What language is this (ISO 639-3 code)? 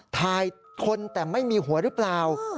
tha